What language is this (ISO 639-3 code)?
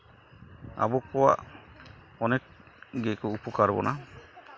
sat